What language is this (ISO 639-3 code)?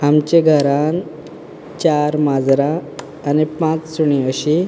kok